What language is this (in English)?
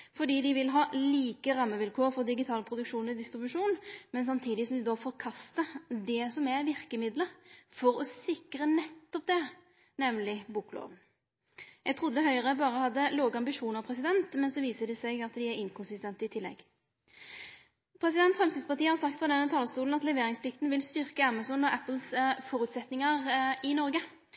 Norwegian Nynorsk